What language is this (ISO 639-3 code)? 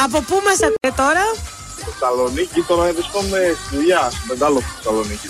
ell